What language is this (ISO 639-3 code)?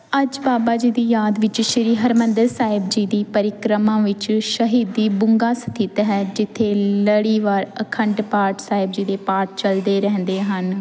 pan